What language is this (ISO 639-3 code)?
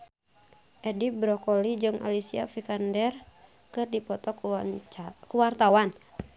sun